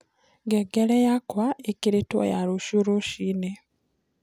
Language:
Kikuyu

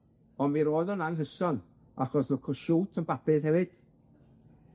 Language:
Welsh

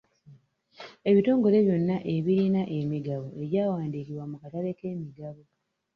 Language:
Ganda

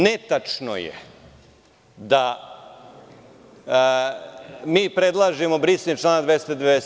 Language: Serbian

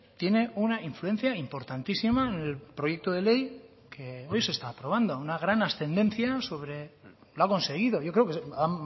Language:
Spanish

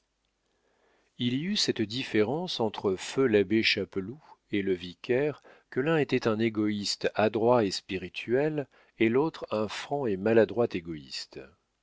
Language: French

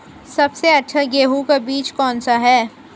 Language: Hindi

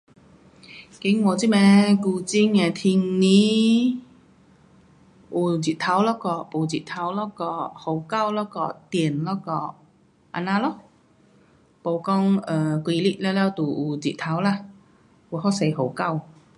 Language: Pu-Xian Chinese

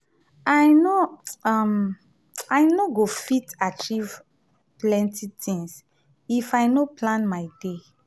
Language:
Nigerian Pidgin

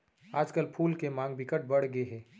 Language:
Chhattisgarhi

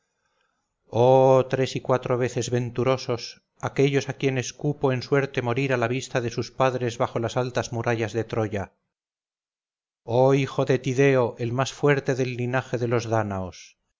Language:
Spanish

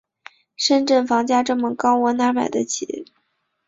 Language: Chinese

